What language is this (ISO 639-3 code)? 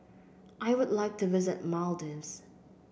eng